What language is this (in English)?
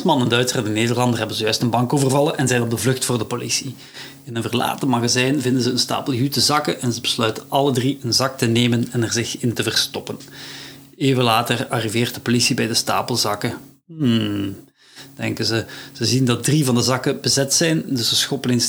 Dutch